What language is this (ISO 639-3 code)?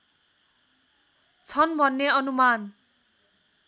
nep